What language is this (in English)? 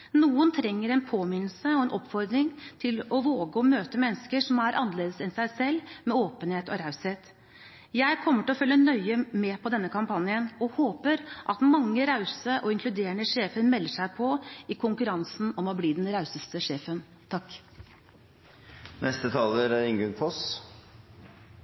Norwegian Bokmål